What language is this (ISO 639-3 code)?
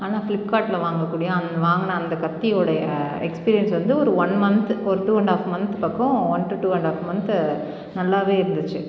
tam